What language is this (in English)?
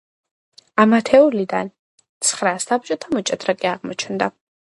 Georgian